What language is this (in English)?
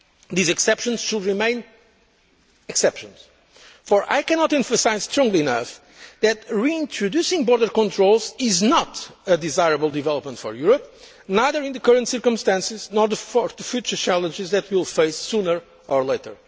English